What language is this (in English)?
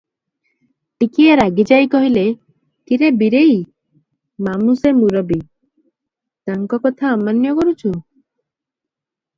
Odia